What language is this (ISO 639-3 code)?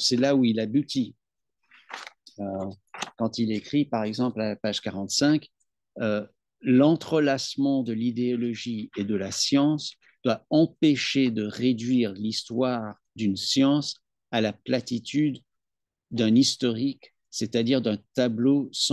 fra